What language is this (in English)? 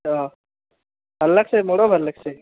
Assamese